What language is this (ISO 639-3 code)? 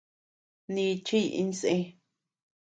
cux